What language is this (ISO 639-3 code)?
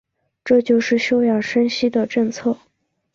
zho